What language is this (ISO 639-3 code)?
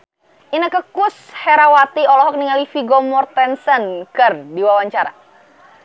sun